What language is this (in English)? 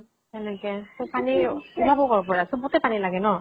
Assamese